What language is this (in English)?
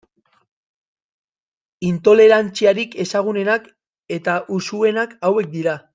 Basque